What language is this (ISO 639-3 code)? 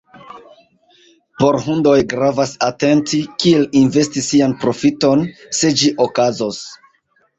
epo